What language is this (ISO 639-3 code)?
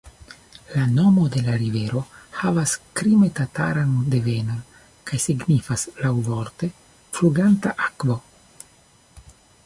epo